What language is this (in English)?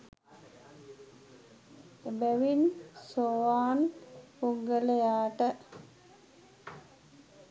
Sinhala